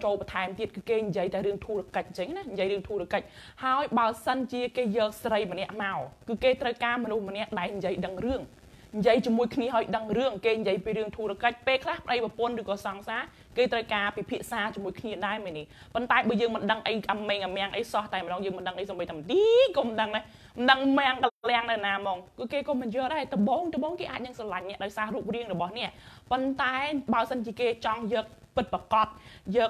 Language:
Thai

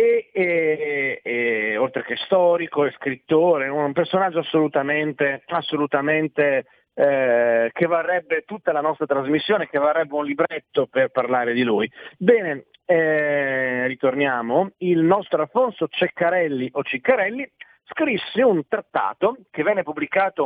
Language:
Italian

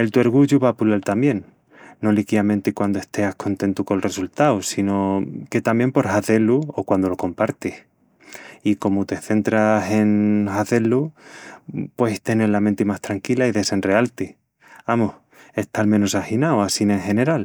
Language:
Extremaduran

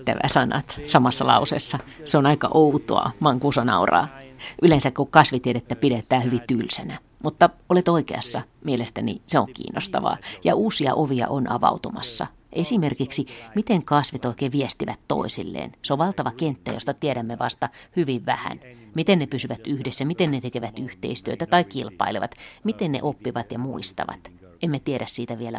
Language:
Finnish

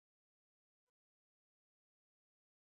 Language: Chinese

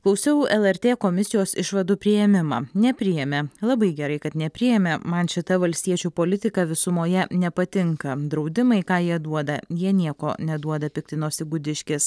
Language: Lithuanian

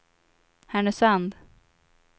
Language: Swedish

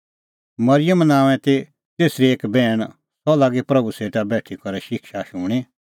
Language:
Kullu Pahari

